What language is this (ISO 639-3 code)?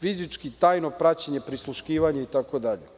srp